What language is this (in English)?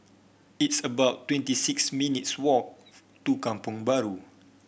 English